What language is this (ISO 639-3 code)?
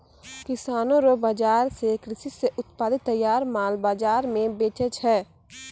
mai